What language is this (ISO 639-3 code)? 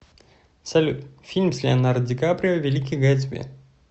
rus